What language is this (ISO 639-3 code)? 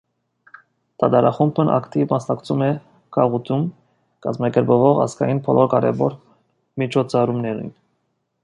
hye